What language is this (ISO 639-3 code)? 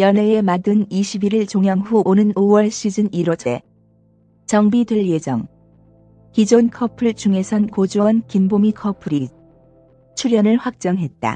kor